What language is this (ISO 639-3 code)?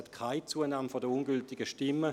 gsw